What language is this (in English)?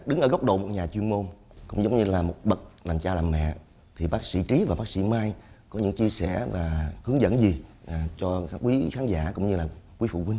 Vietnamese